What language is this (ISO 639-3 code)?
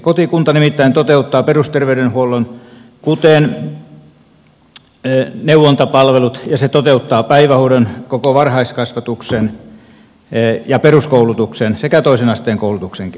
fin